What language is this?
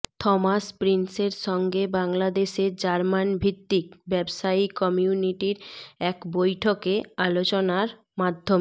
Bangla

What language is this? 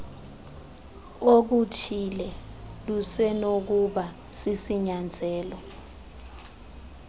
Xhosa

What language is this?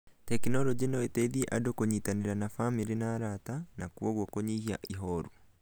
Kikuyu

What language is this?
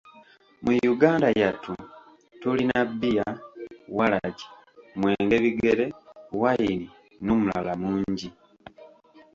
Ganda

